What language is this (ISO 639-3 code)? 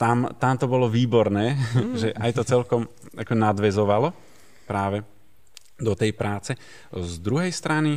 slk